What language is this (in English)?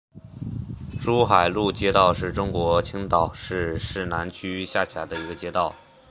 Chinese